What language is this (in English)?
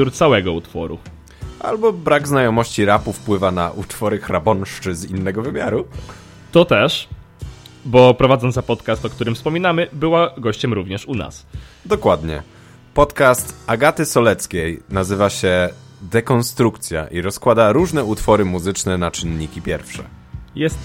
Polish